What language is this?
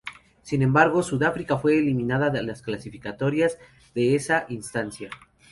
Spanish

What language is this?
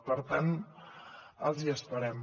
Catalan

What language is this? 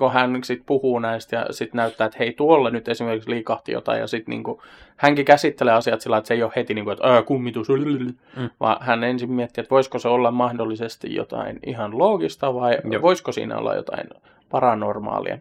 Finnish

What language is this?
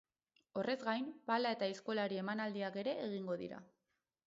Basque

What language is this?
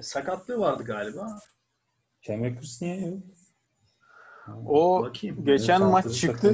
Turkish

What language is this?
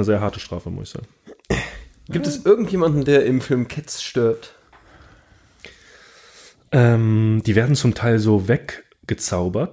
German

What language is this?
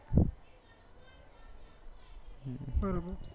Gujarati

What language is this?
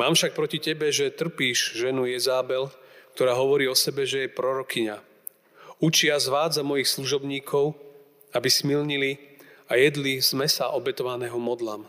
Slovak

